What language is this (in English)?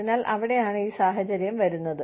Malayalam